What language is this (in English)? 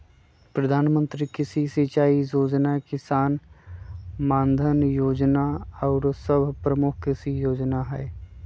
Magahi